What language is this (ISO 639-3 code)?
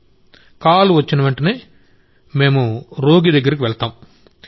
tel